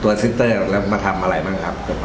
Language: Thai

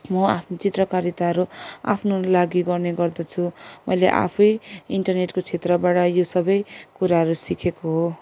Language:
Nepali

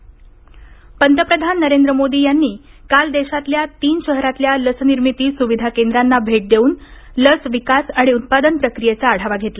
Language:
Marathi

